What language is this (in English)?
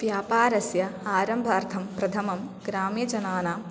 Sanskrit